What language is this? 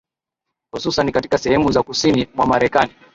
Swahili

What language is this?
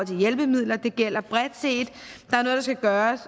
Danish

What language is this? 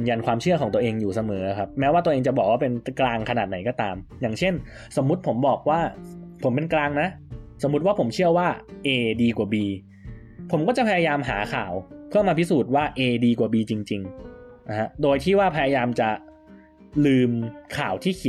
Thai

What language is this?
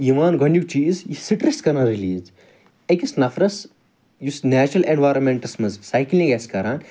Kashmiri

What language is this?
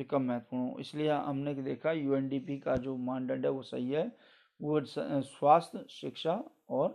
Hindi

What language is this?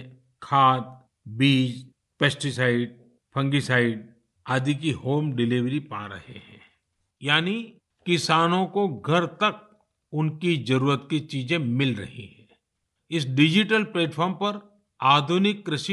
Hindi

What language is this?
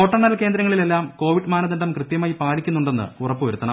Malayalam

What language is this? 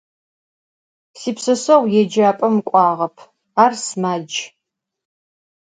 Adyghe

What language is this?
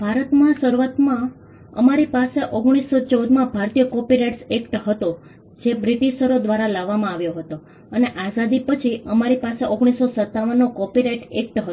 Gujarati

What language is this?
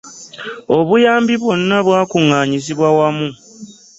Ganda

